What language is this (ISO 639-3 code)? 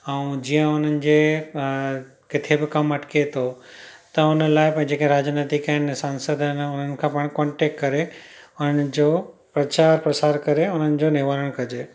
snd